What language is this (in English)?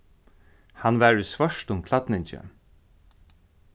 Faroese